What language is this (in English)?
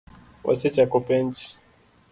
Luo (Kenya and Tanzania)